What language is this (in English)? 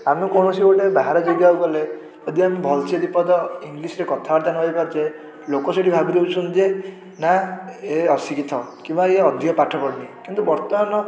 Odia